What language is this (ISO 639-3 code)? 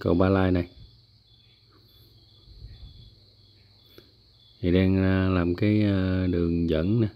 vie